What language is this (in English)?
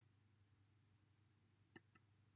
Welsh